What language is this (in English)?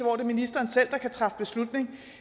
Danish